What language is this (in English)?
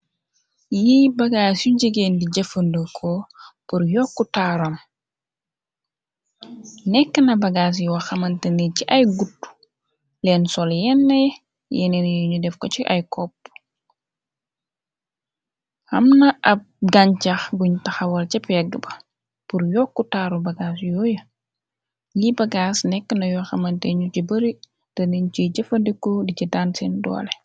Wolof